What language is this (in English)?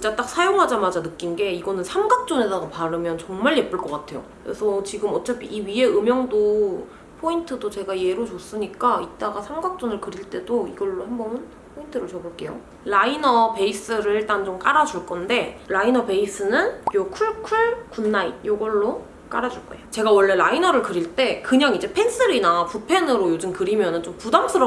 Korean